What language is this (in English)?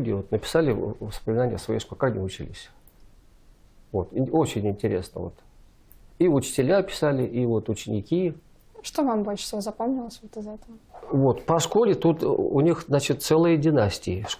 Russian